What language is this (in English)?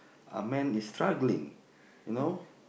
English